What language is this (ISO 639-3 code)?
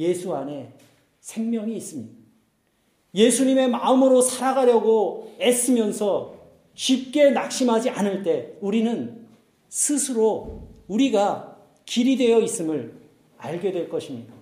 kor